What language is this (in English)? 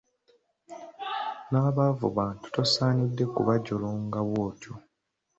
Ganda